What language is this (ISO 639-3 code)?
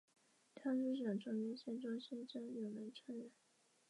zho